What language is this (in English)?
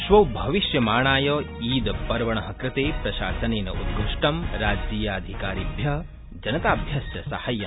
Sanskrit